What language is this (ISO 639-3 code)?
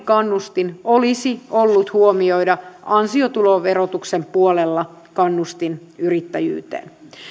fin